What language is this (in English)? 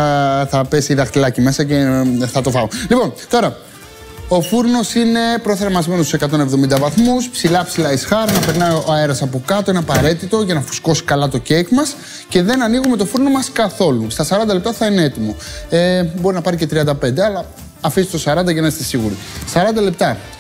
Greek